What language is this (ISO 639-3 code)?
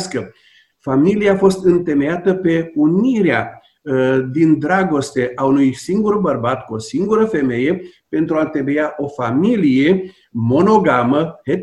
ron